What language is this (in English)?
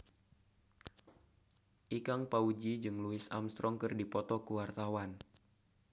Sundanese